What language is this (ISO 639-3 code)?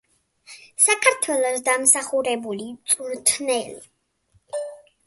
kat